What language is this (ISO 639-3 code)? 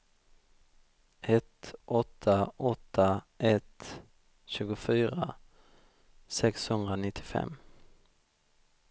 swe